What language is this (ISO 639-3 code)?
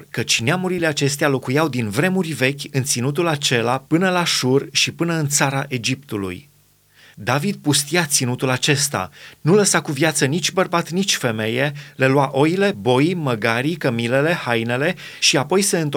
ron